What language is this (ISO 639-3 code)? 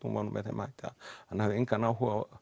isl